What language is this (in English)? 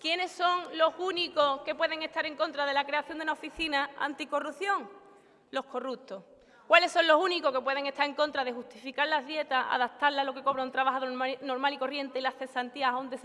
Spanish